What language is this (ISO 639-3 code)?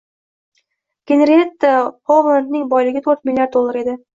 uzb